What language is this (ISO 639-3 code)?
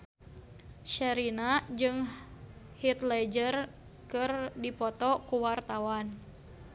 sun